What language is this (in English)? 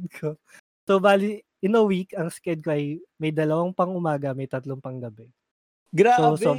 Filipino